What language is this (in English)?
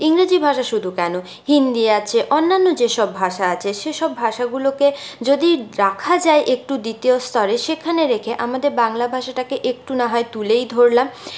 Bangla